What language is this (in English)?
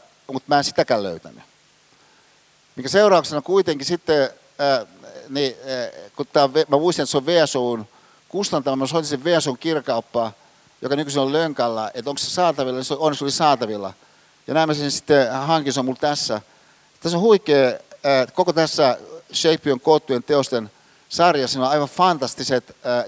Finnish